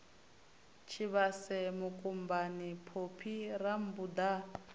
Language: Venda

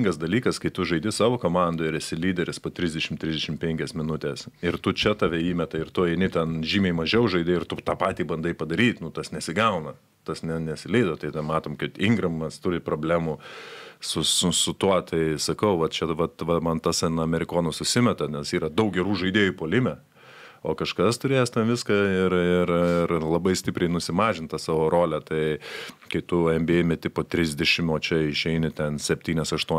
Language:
Lithuanian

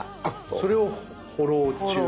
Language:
Japanese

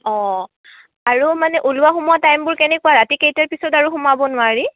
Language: Assamese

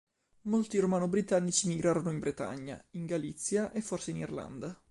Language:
Italian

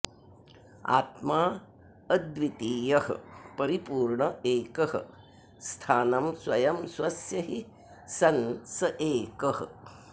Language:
Sanskrit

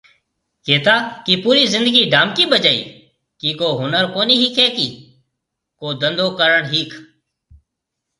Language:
Marwari (Pakistan)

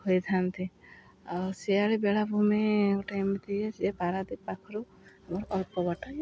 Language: Odia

